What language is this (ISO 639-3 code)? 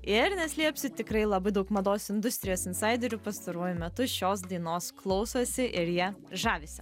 lit